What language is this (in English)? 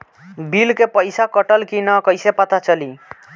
Bhojpuri